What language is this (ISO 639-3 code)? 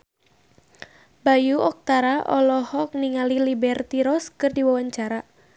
sun